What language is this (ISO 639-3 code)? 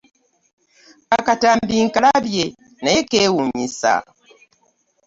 lug